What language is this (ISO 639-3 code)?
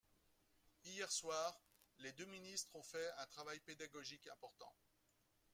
fra